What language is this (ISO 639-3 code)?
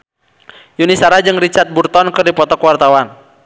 sun